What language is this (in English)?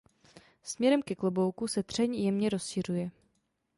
Czech